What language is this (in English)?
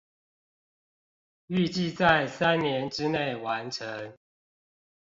Chinese